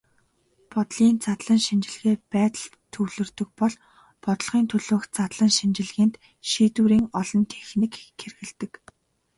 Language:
Mongolian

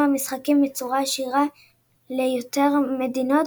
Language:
Hebrew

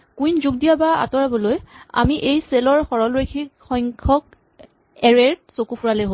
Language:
Assamese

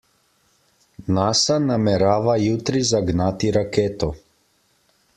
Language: Slovenian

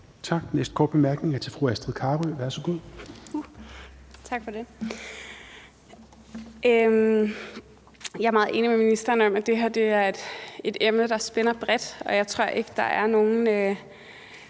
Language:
Danish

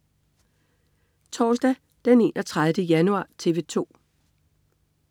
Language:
Danish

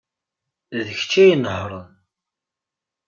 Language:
Kabyle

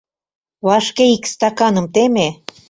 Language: Mari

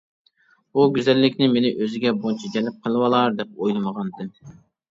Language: Uyghur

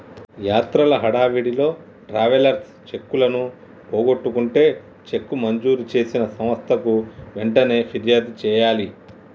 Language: Telugu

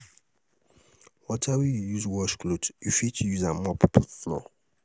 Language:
Nigerian Pidgin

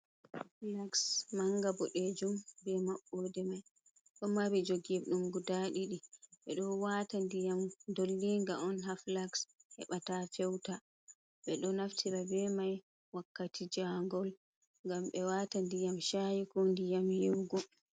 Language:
Fula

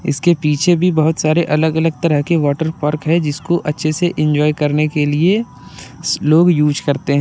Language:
Hindi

